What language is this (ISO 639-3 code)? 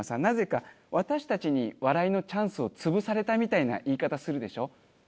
jpn